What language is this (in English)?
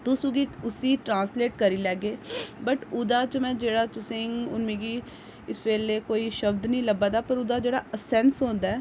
Dogri